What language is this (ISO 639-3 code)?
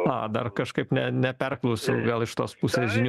lit